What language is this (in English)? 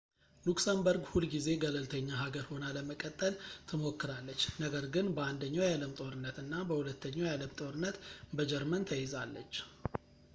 Amharic